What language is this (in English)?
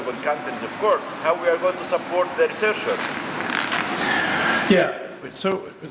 Indonesian